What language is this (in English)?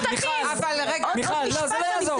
Hebrew